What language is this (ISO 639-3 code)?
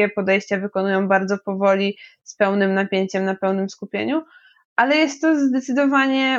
pol